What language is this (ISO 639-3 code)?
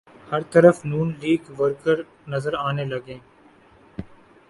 urd